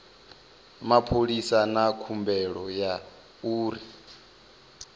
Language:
Venda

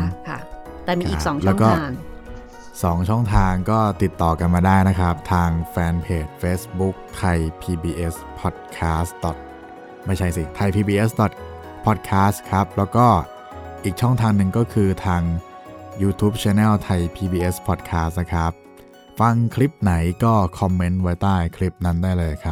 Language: Thai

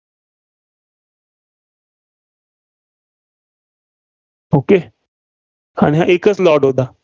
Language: Marathi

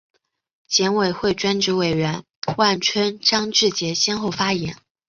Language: Chinese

